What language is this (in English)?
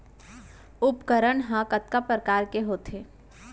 Chhattisgarhi